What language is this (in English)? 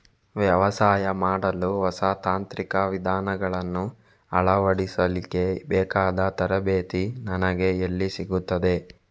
Kannada